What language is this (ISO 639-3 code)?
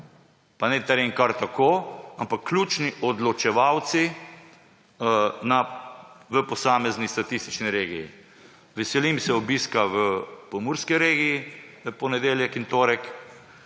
slv